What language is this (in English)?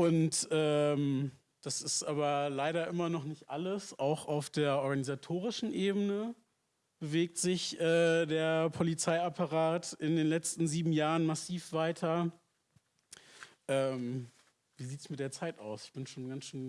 German